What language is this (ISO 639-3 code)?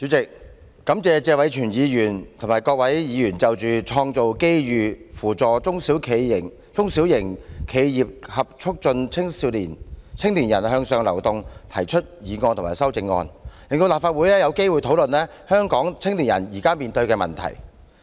yue